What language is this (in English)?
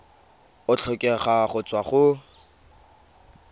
Tswana